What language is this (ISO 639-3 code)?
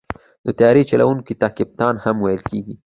pus